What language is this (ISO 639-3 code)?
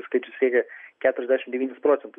lit